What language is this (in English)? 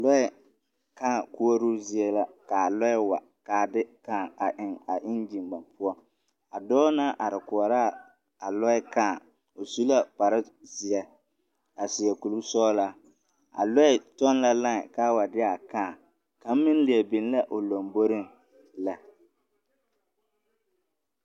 Southern Dagaare